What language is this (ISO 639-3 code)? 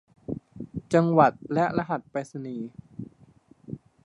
tha